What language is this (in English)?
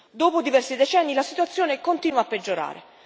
Italian